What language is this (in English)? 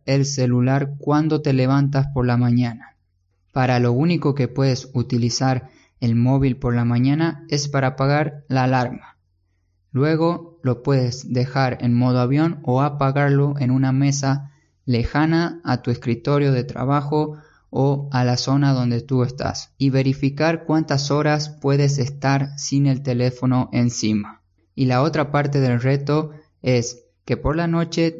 Spanish